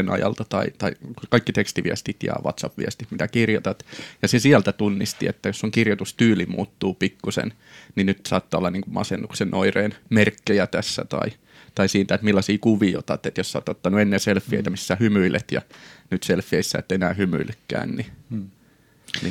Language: Finnish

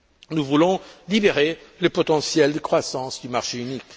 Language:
French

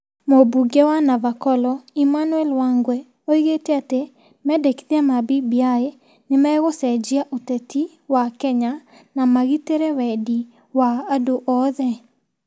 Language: Kikuyu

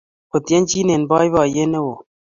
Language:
Kalenjin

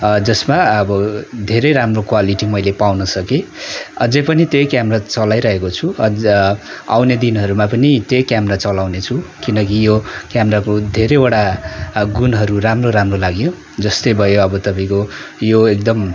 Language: Nepali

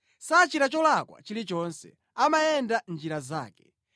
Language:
Nyanja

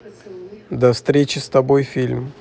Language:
Russian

